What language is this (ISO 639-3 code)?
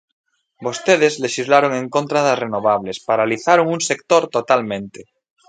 glg